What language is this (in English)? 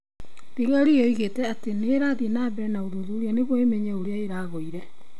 Kikuyu